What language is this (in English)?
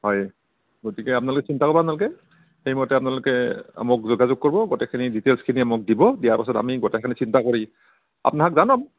Assamese